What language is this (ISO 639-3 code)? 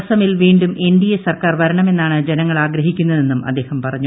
mal